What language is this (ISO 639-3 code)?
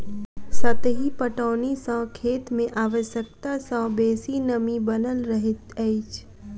mai